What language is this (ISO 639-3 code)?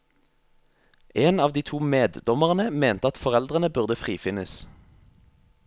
nor